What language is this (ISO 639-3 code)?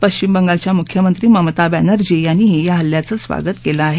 mar